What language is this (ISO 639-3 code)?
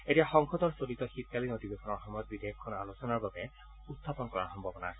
asm